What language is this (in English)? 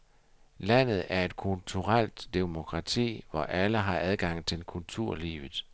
Danish